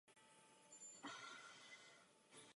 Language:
Czech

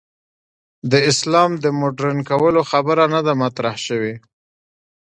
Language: Pashto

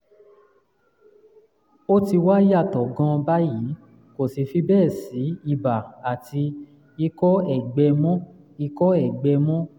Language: Yoruba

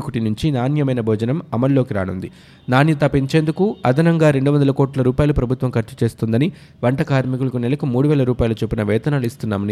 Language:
Telugu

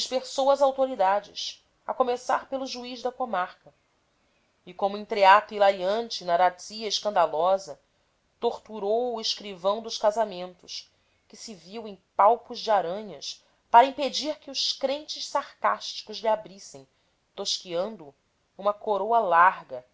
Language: Portuguese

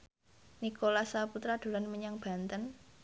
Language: Javanese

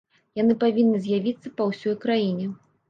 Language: Belarusian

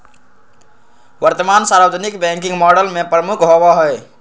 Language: Magahi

